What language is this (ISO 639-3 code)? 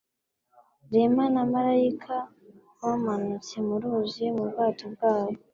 kin